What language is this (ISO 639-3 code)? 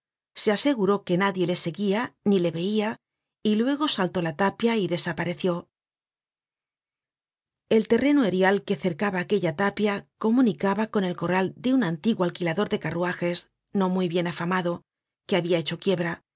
spa